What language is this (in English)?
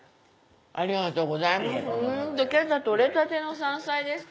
Japanese